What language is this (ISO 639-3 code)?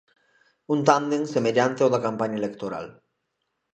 glg